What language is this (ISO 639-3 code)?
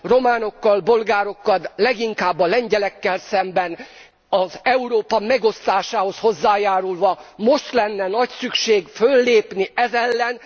hun